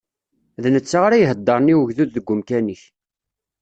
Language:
Kabyle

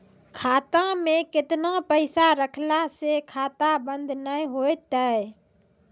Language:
Maithili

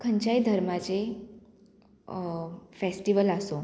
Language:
Konkani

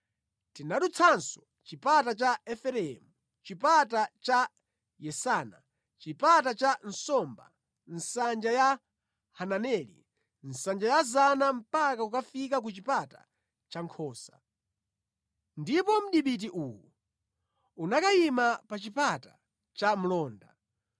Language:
Nyanja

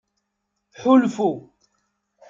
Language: Kabyle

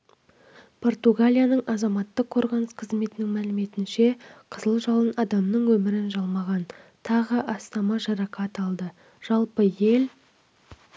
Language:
Kazakh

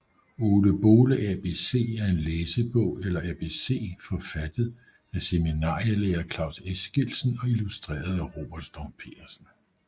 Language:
Danish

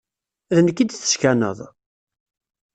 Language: Kabyle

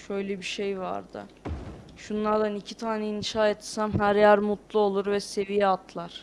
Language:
Turkish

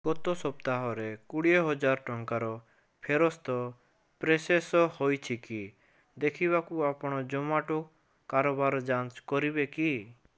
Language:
Odia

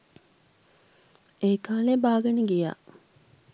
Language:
Sinhala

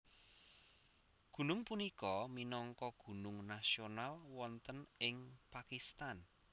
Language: Javanese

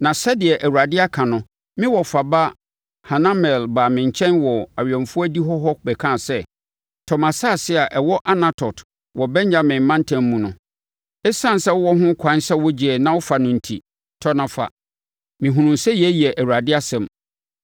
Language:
Akan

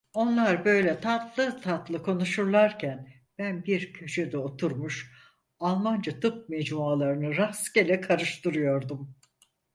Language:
Turkish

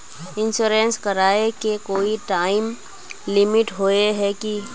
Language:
Magahi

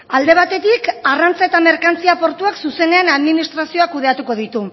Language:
Basque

